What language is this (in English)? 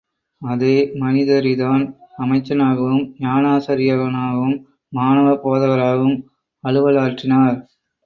Tamil